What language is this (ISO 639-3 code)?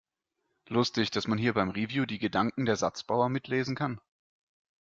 deu